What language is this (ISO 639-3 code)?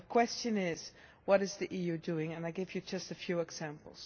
eng